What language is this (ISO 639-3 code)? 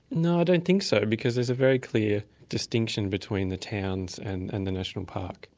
eng